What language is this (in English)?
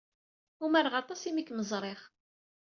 Kabyle